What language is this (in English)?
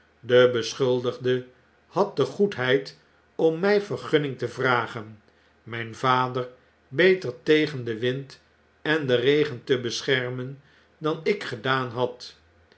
Dutch